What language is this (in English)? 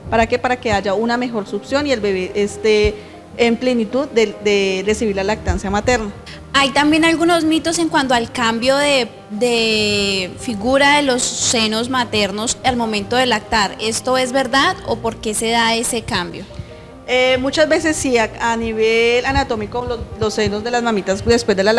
Spanish